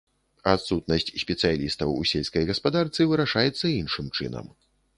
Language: Belarusian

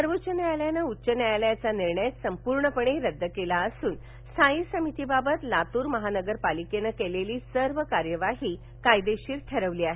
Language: Marathi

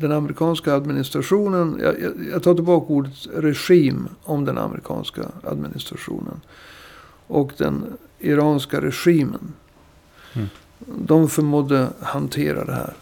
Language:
Swedish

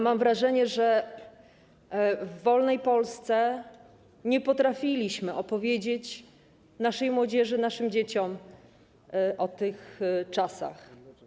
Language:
Polish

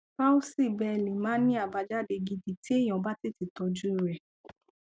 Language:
Yoruba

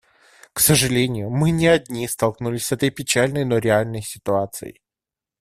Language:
Russian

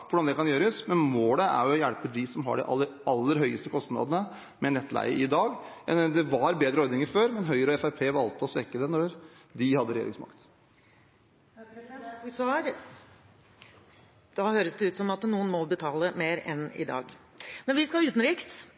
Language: Norwegian Bokmål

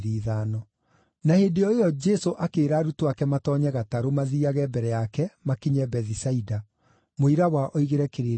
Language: Kikuyu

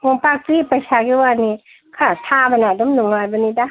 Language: Manipuri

